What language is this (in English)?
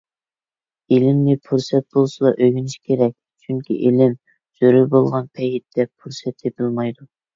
Uyghur